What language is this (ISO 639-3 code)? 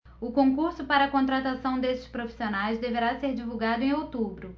por